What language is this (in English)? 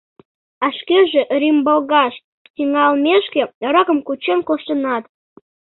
Mari